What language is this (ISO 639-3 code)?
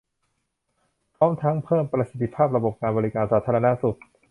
tha